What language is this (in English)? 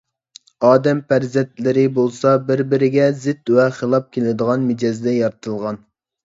Uyghur